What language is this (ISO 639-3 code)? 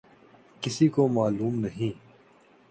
urd